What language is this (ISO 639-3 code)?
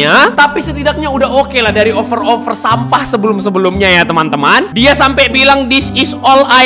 ind